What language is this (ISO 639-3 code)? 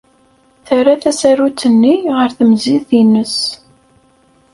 kab